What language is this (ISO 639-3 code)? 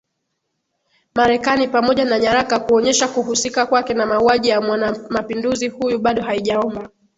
swa